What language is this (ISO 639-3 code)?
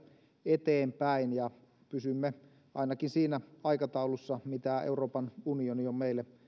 fin